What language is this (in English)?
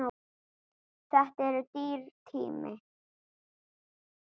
Icelandic